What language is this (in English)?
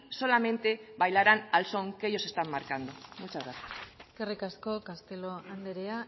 Spanish